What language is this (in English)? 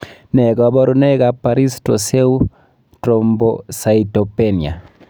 Kalenjin